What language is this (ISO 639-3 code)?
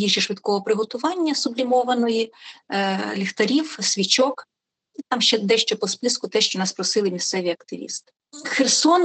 ukr